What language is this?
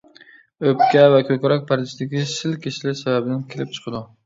Uyghur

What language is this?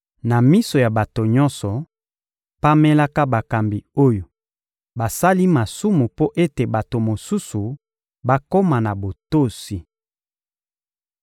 Lingala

